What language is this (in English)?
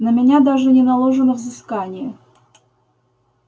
Russian